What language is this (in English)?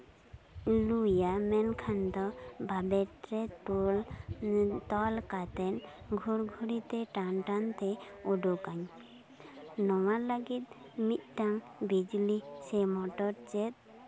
Santali